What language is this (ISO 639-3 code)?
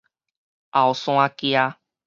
nan